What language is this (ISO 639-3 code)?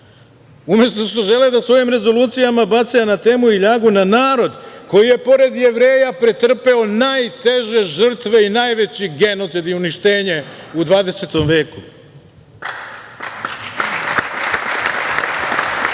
srp